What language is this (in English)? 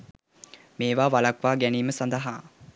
Sinhala